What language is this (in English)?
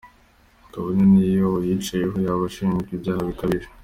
Kinyarwanda